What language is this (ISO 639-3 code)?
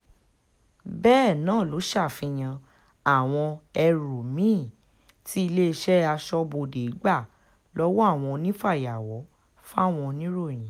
yor